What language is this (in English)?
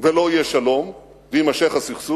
Hebrew